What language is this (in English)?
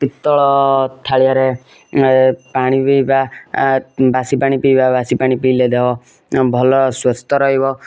Odia